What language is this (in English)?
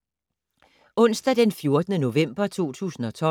Danish